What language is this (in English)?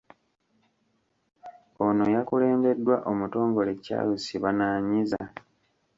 Ganda